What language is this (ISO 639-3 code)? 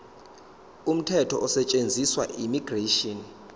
zul